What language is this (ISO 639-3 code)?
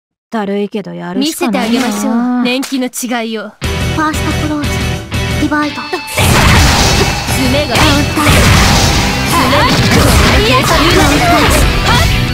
jpn